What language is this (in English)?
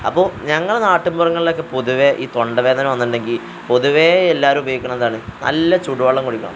Malayalam